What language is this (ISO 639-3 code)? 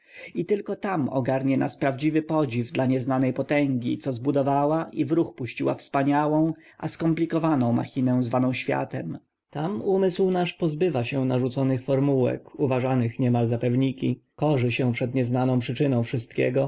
pol